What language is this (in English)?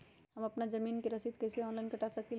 Magahi